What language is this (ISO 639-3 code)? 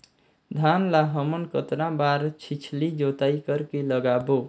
hne